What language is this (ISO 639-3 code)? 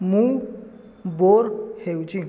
ori